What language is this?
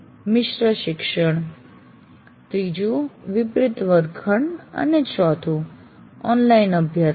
Gujarati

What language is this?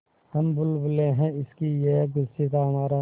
Hindi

